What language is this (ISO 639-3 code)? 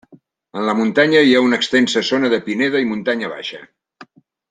cat